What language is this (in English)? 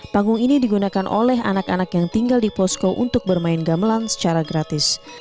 Indonesian